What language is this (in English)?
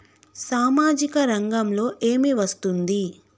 Telugu